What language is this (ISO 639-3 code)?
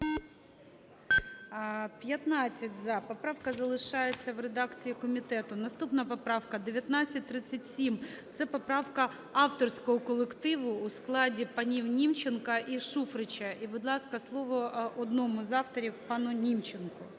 ukr